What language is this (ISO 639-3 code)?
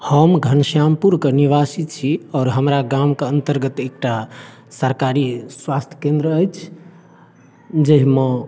mai